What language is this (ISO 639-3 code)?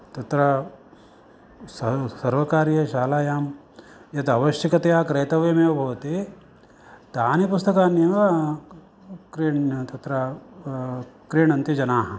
san